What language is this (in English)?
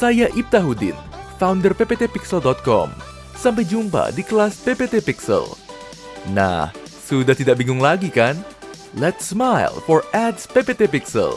Indonesian